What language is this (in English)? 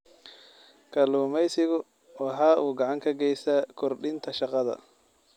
Somali